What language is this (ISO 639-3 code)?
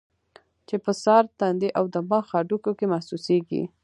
pus